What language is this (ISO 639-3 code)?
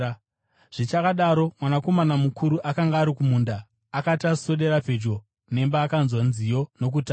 sna